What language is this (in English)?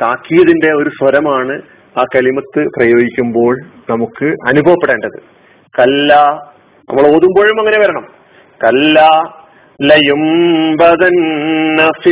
Malayalam